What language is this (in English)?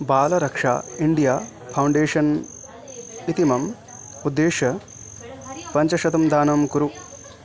Sanskrit